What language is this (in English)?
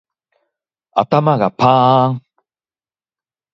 Japanese